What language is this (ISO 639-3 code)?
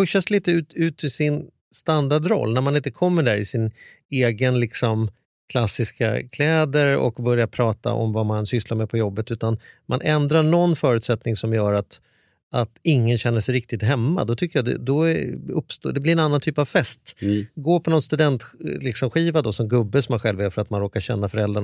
swe